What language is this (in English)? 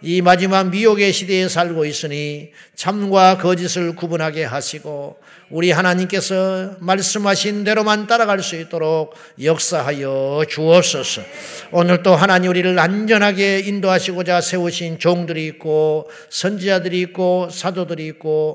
Korean